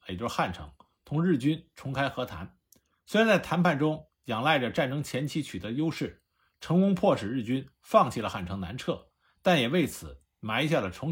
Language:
Chinese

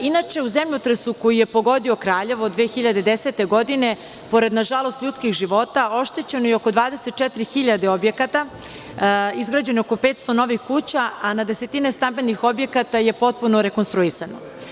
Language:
Serbian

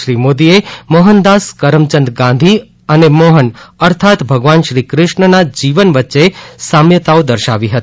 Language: Gujarati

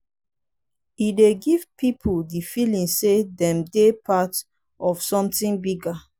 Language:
Nigerian Pidgin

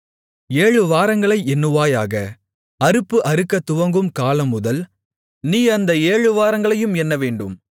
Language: Tamil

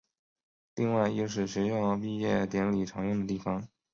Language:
Chinese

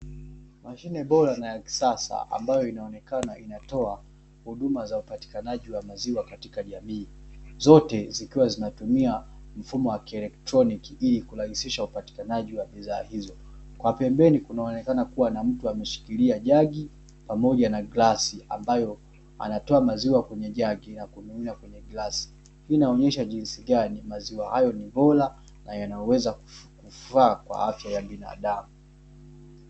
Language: Swahili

